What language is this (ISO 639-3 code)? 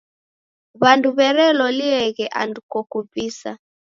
dav